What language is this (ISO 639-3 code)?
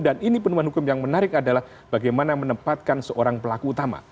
ind